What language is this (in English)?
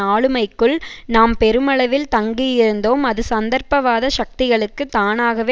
Tamil